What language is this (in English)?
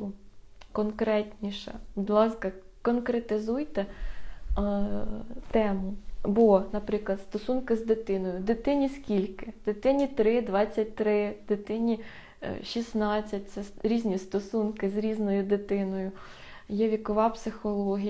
Ukrainian